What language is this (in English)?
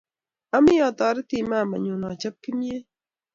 Kalenjin